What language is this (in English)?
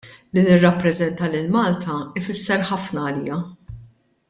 Maltese